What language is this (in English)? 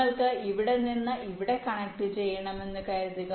Malayalam